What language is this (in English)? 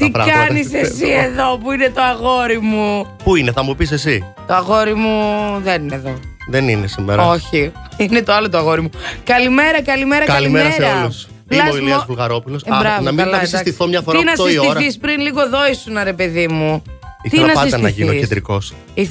Greek